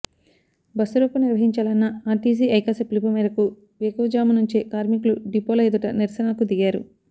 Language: Telugu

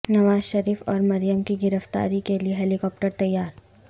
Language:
Urdu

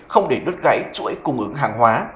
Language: Vietnamese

